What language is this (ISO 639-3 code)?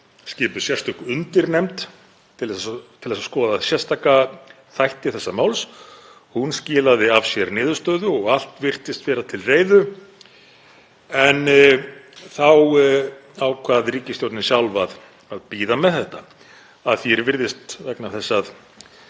isl